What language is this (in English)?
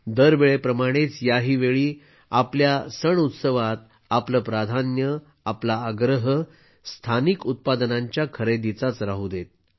Marathi